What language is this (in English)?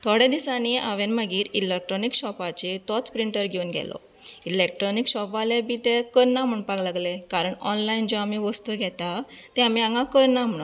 Konkani